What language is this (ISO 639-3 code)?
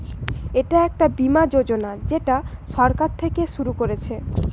ben